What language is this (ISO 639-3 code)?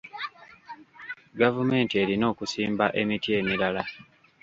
lug